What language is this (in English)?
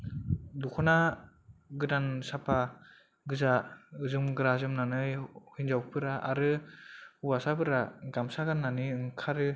Bodo